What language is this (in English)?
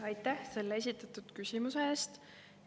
Estonian